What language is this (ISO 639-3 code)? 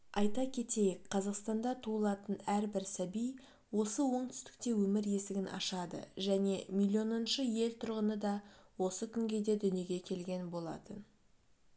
kaz